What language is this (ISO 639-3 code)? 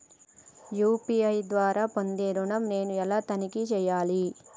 tel